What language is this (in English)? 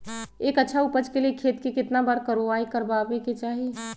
Magahi